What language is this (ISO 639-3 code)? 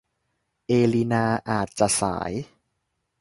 tha